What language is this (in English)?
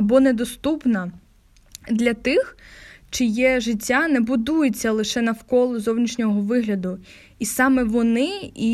Ukrainian